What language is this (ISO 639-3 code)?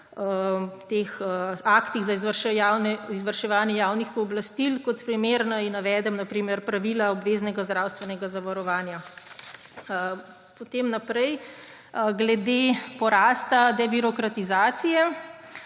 slv